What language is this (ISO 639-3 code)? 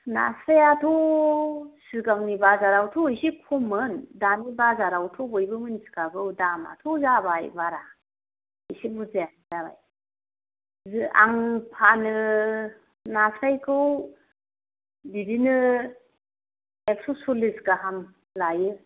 brx